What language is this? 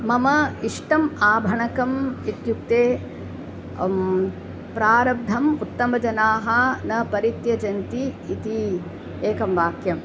Sanskrit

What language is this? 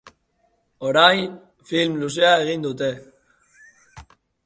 Basque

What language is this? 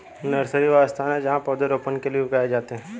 Hindi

